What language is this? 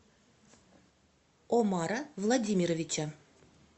Russian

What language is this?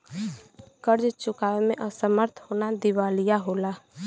Bhojpuri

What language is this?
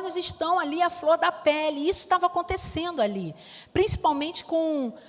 Portuguese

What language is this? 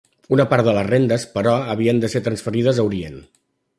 Catalan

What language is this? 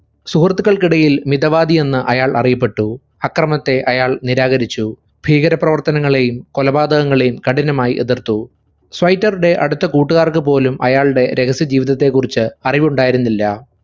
Malayalam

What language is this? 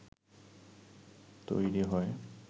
Bangla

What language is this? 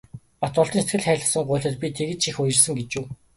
Mongolian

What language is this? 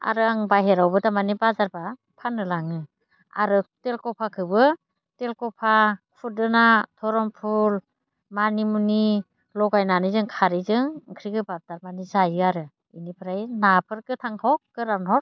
Bodo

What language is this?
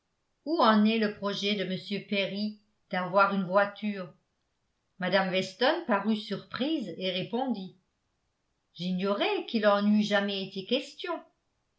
French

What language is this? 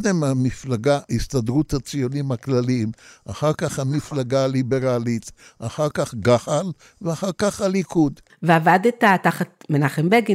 Hebrew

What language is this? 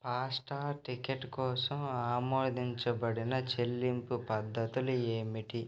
Telugu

